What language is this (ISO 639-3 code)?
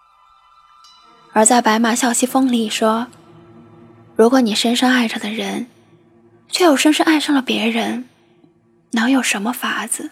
zho